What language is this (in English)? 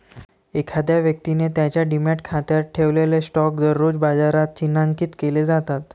Marathi